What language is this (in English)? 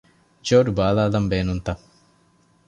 Divehi